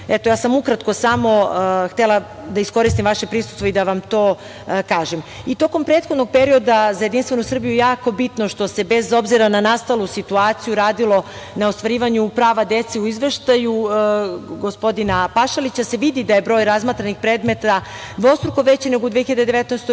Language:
Serbian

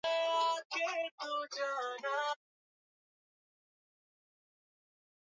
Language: Swahili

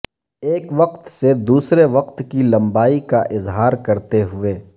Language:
Urdu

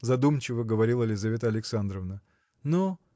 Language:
Russian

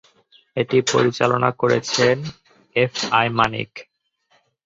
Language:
Bangla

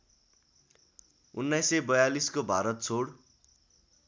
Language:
Nepali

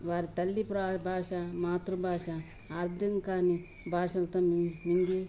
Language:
Telugu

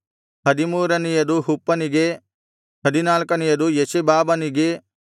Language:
Kannada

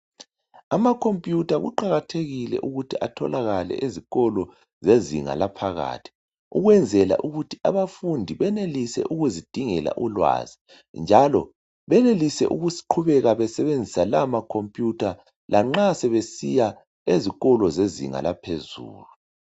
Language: North Ndebele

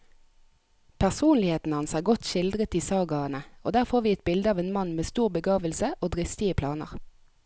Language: Norwegian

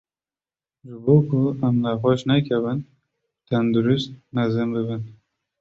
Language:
Kurdish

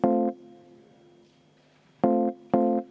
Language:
Estonian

